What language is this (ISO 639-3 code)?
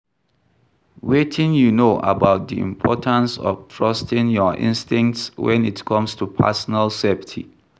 pcm